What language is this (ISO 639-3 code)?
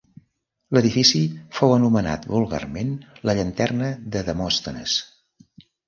cat